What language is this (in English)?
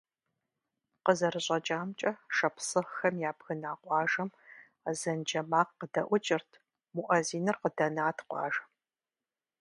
Kabardian